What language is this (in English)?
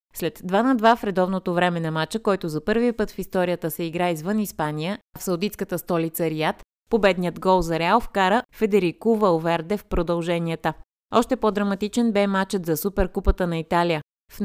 Bulgarian